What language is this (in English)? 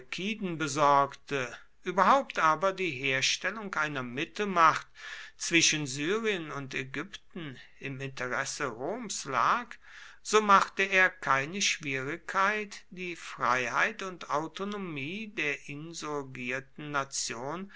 German